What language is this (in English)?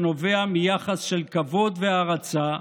Hebrew